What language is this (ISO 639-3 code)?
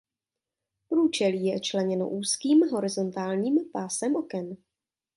ces